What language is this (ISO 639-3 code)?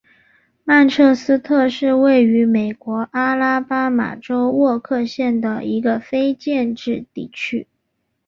zho